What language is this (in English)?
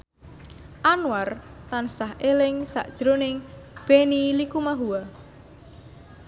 Javanese